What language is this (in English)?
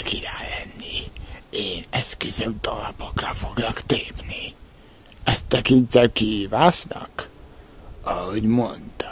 Hungarian